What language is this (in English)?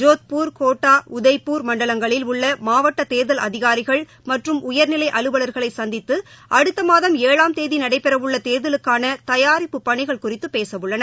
Tamil